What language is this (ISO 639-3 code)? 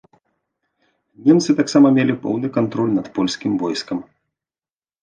bel